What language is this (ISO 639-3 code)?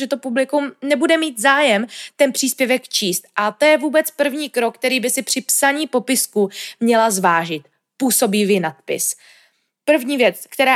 ces